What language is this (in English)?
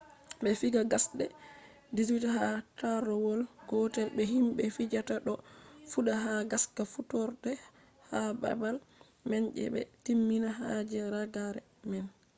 Fula